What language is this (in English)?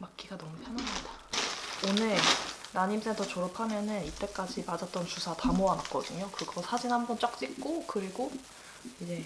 Korean